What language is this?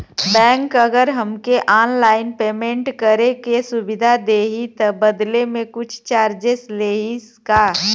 Bhojpuri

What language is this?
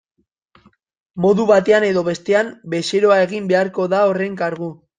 Basque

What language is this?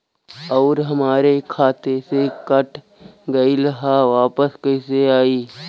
Bhojpuri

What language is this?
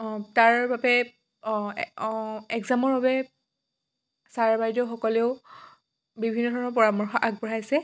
Assamese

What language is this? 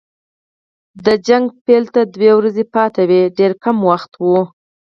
Pashto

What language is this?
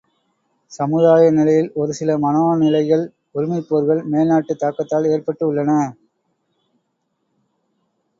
Tamil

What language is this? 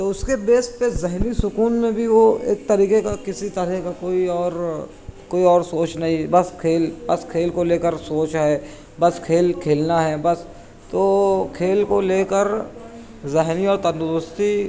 Urdu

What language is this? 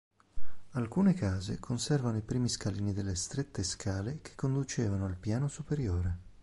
Italian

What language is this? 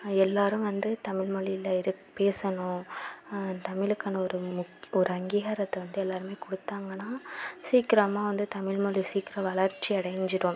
Tamil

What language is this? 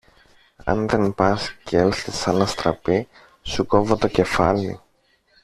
Greek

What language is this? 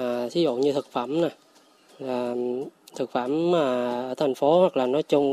Vietnamese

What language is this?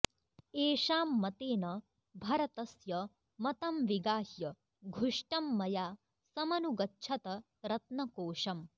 Sanskrit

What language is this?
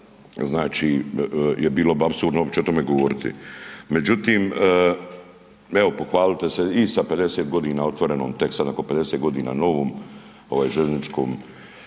Croatian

